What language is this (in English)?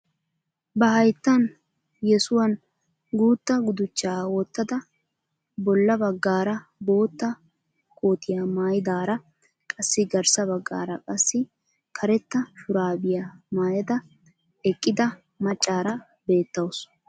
Wolaytta